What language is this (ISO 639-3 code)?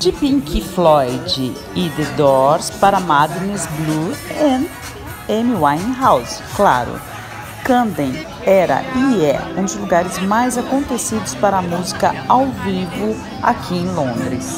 por